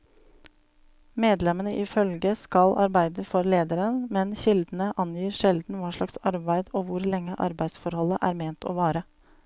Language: Norwegian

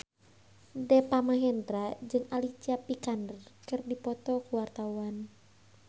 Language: Sundanese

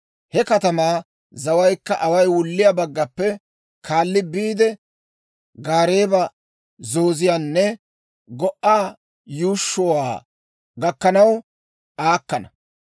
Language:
Dawro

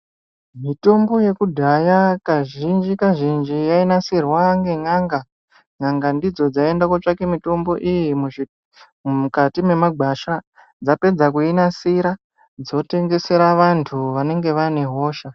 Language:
Ndau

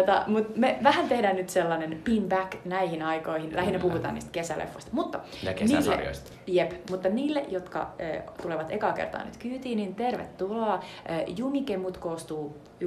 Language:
Finnish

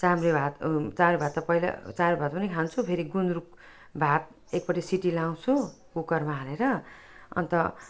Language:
Nepali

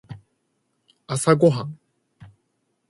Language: Japanese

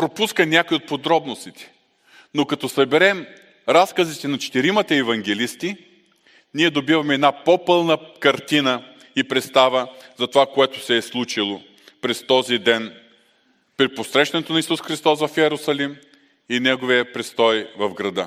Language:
Bulgarian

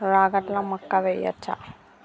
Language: Telugu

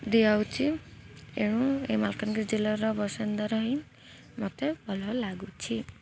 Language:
Odia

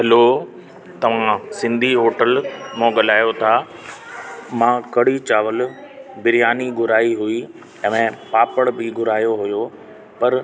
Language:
Sindhi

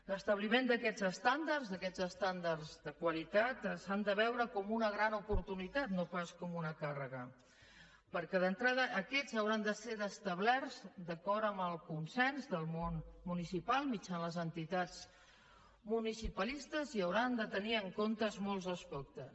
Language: Catalan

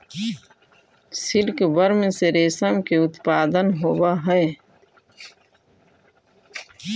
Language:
Magahi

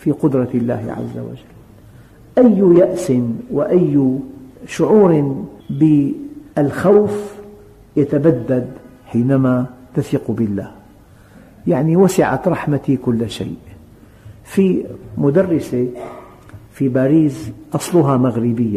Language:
Arabic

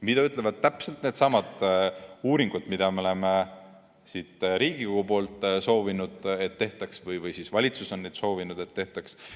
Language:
Estonian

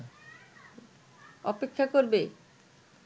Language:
Bangla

